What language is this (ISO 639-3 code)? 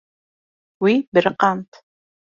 kur